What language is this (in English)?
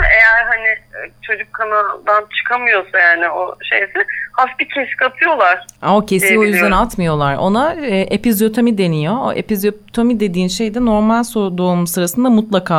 Turkish